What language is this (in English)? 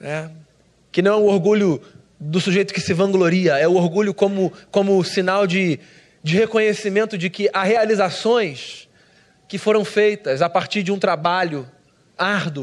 Portuguese